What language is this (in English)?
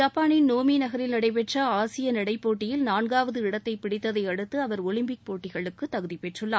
Tamil